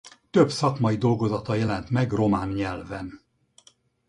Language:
Hungarian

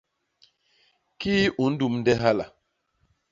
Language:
Basaa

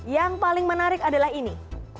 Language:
Indonesian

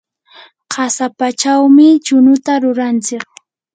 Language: Yanahuanca Pasco Quechua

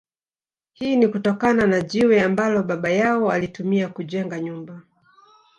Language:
Swahili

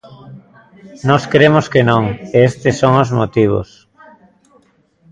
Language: Galician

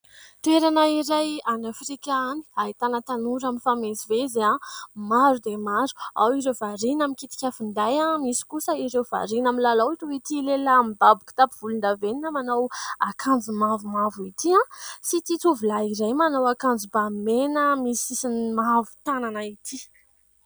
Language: Malagasy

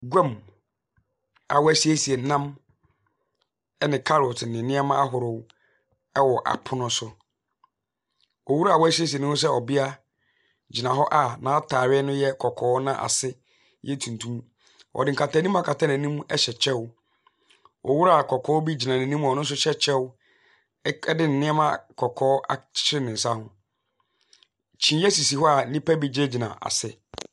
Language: Akan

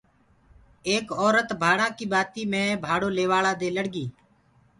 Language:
Gurgula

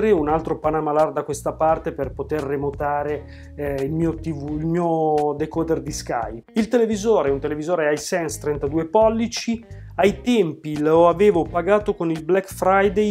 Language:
Italian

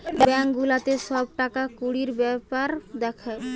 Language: Bangla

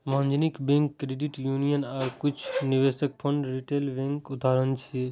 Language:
Maithili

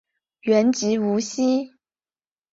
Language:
Chinese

